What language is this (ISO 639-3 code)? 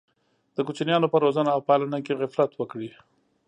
pus